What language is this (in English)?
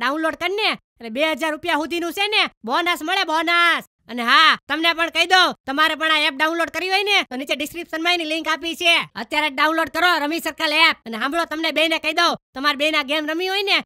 Thai